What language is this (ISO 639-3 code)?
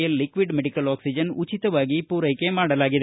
kan